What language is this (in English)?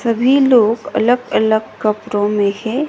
Hindi